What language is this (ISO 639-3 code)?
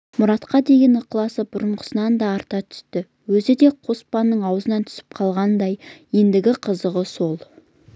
kaz